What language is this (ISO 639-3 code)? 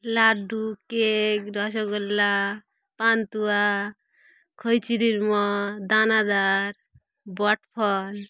ben